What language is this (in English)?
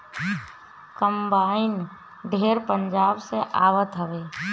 Bhojpuri